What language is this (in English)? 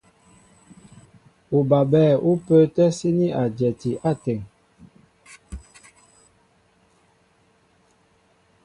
Mbo (Cameroon)